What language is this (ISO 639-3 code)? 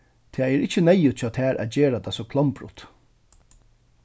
fao